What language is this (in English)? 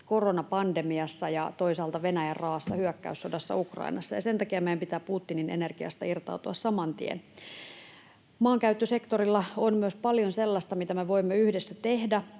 Finnish